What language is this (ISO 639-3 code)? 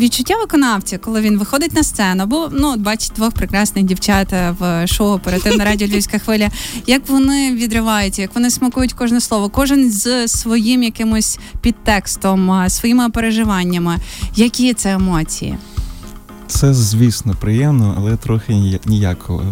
ukr